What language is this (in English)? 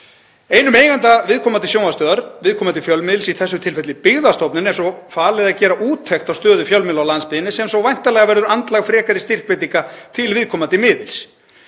Icelandic